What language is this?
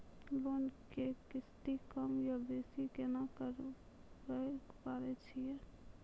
Maithili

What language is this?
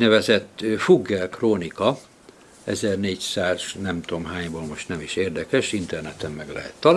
Hungarian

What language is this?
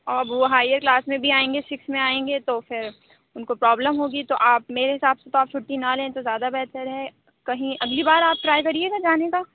Urdu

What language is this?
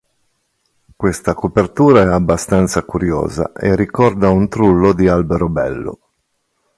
Italian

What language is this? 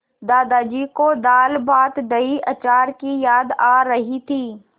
Hindi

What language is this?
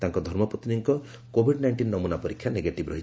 Odia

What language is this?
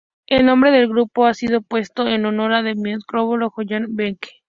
Spanish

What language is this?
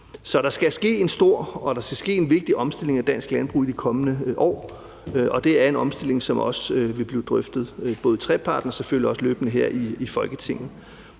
Danish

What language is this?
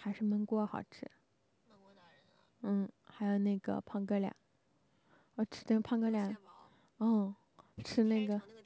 Chinese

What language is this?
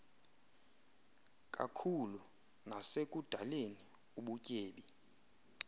Xhosa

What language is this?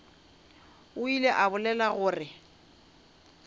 Northern Sotho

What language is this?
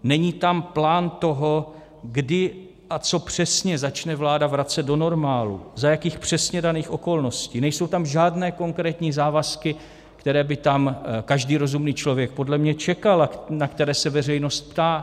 Czech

